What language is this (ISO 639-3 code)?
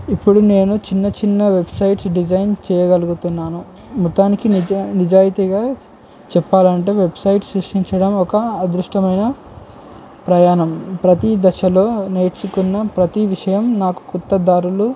tel